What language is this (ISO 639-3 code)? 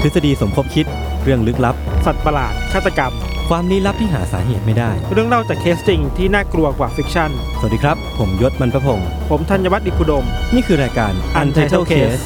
tha